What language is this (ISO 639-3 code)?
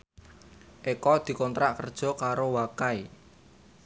jav